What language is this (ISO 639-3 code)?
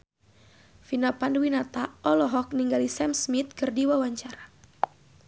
sun